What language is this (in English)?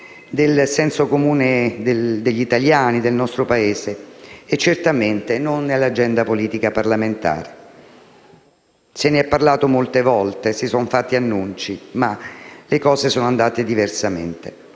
Italian